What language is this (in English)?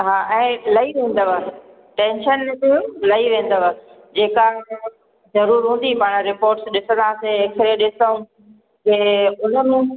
Sindhi